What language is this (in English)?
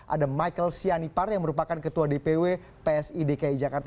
Indonesian